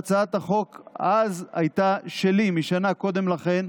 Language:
Hebrew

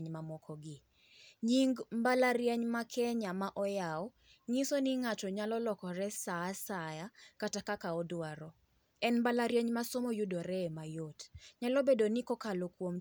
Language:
Luo (Kenya and Tanzania)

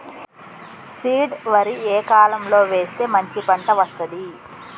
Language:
Telugu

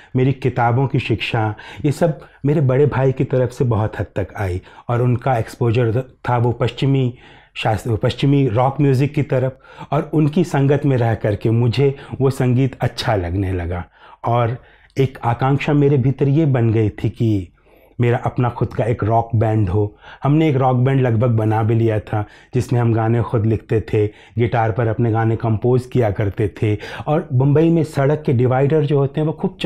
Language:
Hindi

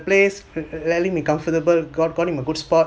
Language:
English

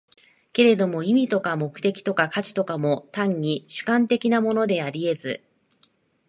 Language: Japanese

